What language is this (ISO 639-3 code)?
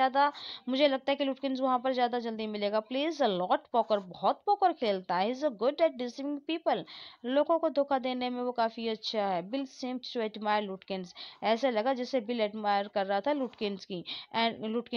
hin